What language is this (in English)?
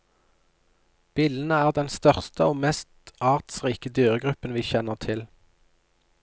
Norwegian